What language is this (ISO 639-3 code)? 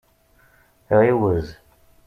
kab